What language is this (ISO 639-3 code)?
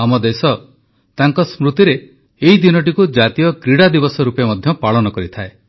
ori